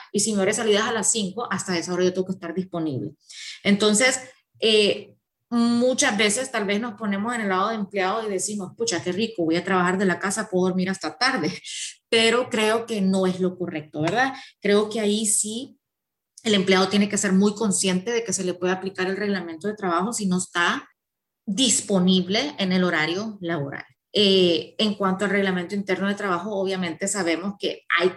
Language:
Spanish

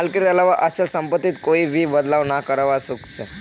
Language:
Magahi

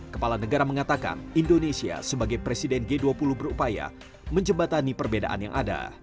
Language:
Indonesian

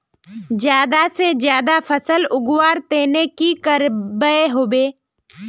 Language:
Magahi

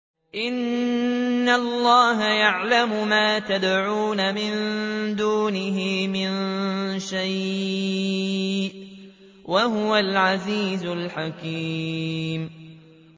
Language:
Arabic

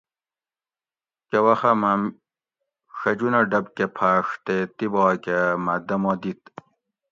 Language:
Gawri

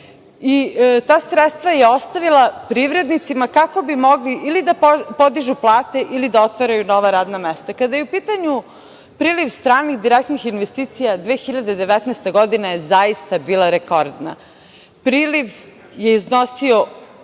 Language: Serbian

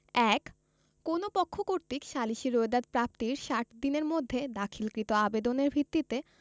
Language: Bangla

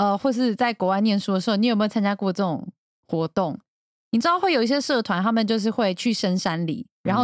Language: Chinese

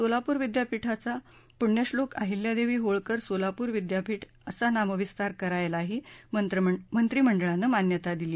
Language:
Marathi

